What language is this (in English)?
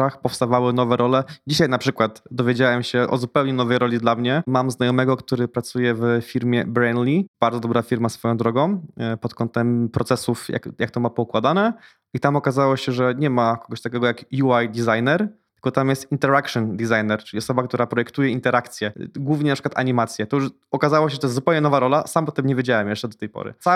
Polish